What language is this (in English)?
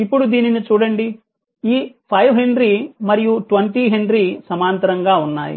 Telugu